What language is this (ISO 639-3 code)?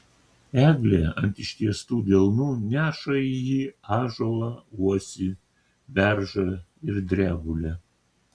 lit